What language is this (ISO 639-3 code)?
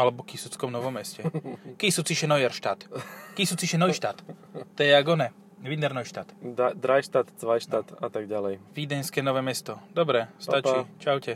slk